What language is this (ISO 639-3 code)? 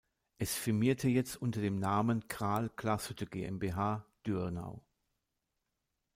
deu